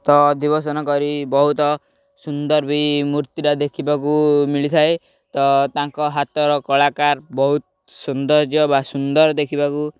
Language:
Odia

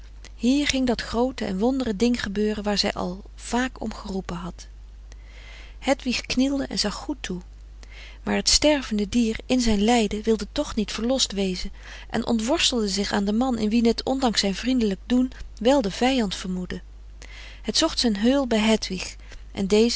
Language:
Dutch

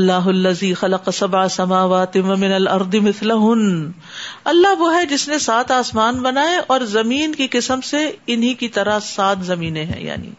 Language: Urdu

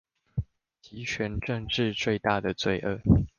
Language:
Chinese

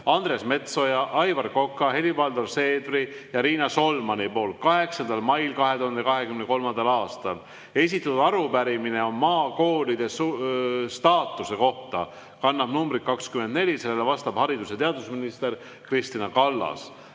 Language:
Estonian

